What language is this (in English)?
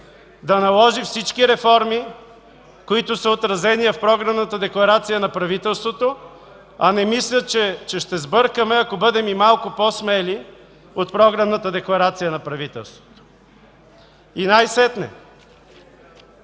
Bulgarian